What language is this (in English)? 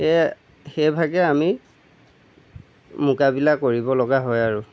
Assamese